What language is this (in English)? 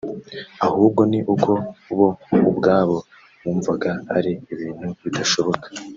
Kinyarwanda